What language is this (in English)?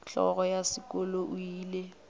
Northern Sotho